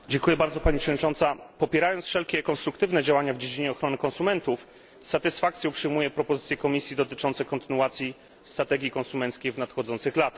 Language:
Polish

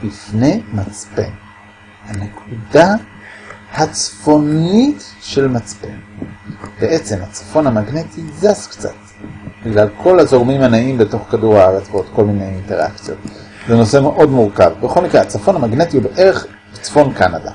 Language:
Hebrew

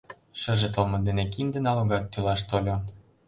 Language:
Mari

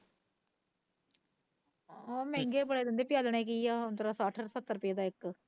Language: Punjabi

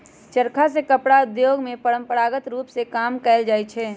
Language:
Magahi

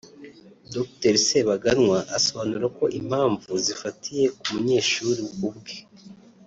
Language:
Kinyarwanda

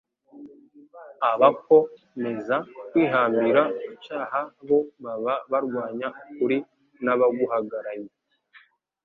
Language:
Kinyarwanda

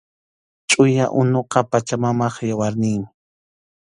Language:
Arequipa-La Unión Quechua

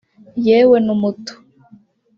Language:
Kinyarwanda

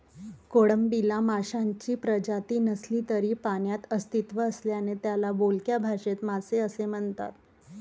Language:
Marathi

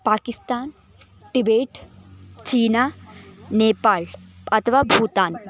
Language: Sanskrit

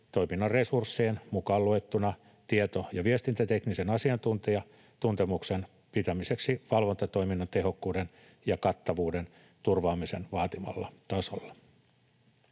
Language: Finnish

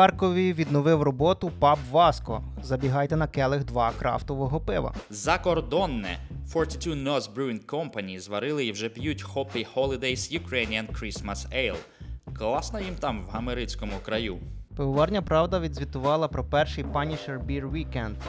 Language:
Ukrainian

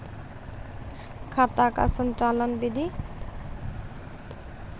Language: Maithili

